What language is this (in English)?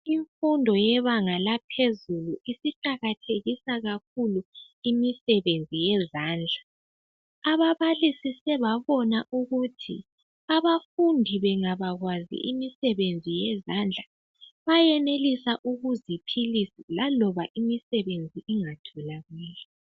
North Ndebele